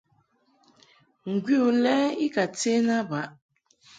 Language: Mungaka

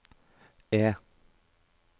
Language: Norwegian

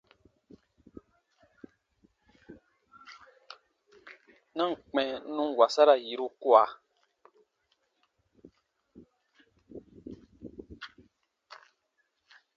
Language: Baatonum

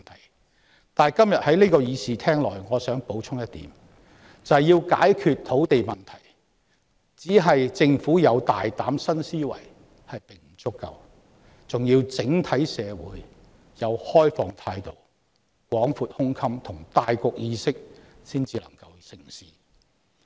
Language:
Cantonese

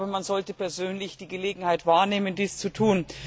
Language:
German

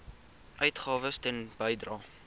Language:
Afrikaans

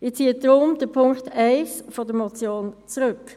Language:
Swiss German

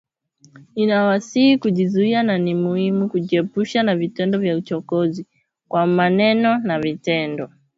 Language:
Swahili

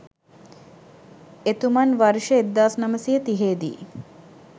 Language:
Sinhala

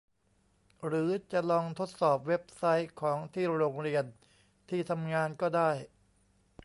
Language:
Thai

